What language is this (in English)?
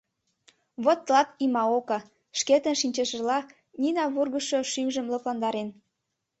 Mari